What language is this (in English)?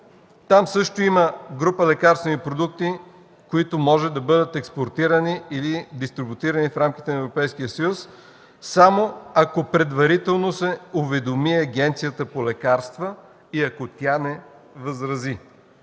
Bulgarian